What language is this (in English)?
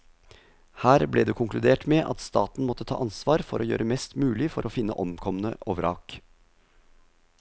Norwegian